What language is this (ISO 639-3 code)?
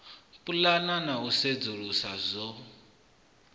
ven